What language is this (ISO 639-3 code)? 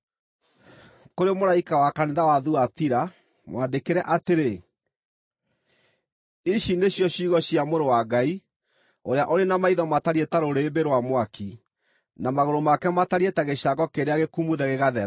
kik